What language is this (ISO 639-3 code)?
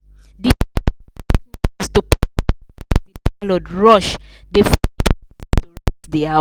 pcm